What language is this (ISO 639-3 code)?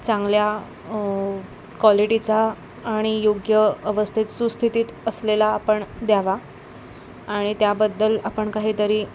mar